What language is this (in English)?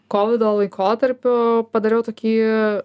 Lithuanian